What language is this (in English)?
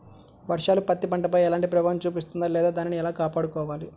Telugu